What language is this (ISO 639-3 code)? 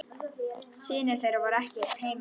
isl